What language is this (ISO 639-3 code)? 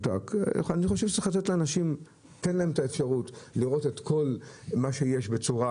heb